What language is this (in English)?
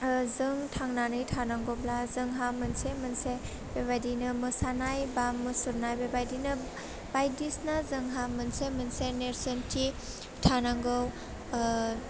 Bodo